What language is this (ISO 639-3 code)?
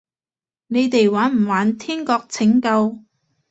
yue